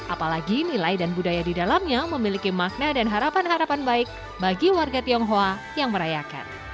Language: Indonesian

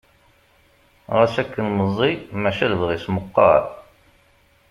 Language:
Kabyle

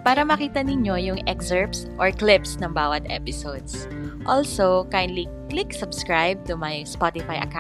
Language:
Filipino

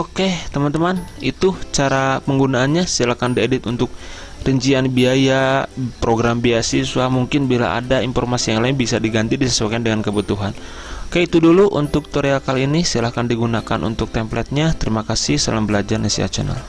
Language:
Indonesian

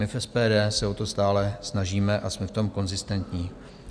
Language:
Czech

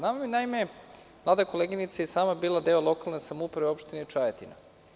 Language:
Serbian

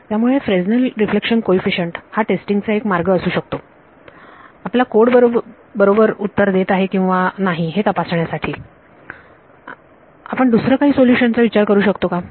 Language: Marathi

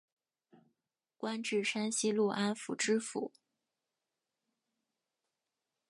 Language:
Chinese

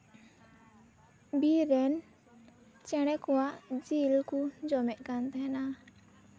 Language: Santali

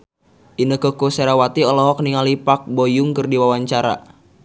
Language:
Sundanese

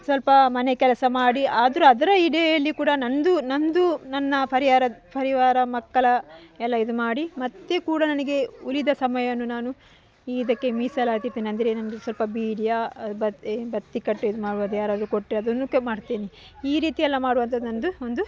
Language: Kannada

